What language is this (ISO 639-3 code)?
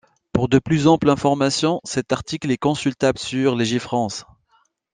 fra